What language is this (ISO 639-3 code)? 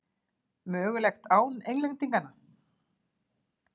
isl